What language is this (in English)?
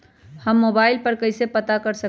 Magahi